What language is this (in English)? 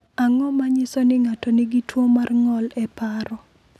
Luo (Kenya and Tanzania)